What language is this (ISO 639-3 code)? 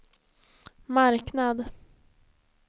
swe